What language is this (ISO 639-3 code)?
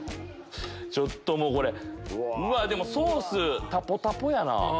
jpn